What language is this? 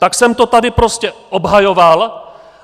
Czech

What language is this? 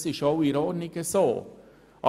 Swiss German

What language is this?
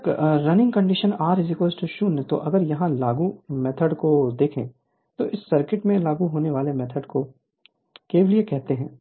Hindi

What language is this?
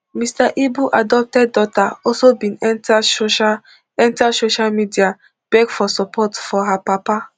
Nigerian Pidgin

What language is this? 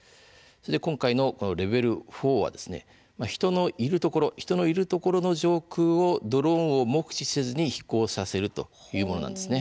Japanese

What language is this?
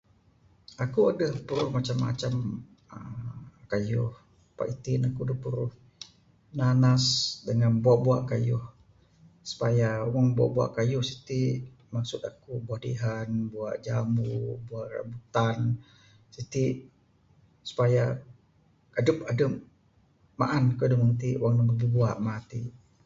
Bukar-Sadung Bidayuh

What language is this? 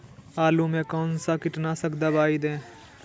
Magahi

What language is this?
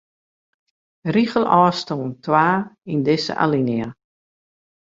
Western Frisian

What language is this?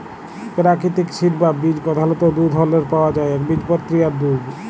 Bangla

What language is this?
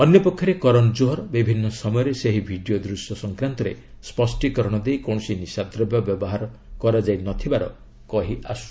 Odia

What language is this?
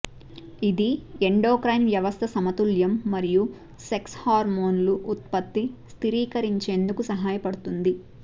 Telugu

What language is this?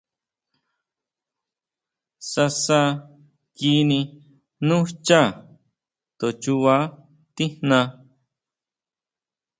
Huautla Mazatec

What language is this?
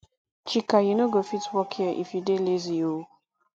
Nigerian Pidgin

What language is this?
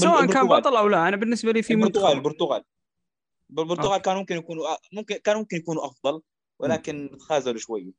Arabic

